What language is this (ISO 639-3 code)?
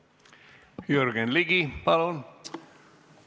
est